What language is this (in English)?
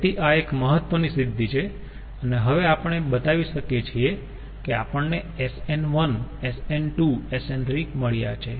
Gujarati